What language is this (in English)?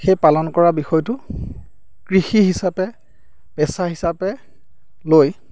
Assamese